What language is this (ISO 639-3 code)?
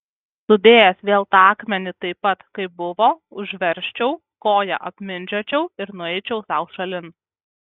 lit